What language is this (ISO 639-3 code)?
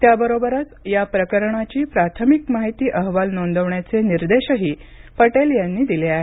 mar